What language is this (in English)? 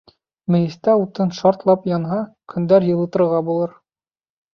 Bashkir